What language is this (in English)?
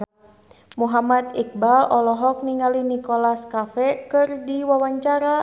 Sundanese